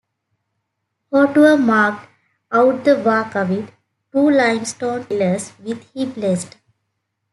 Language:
English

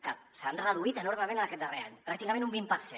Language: Catalan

